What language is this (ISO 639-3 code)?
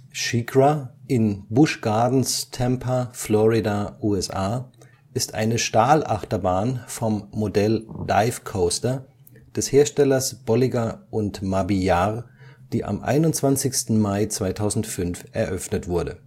deu